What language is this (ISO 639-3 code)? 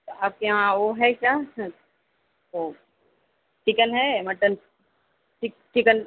urd